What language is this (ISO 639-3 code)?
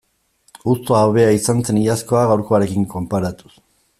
eus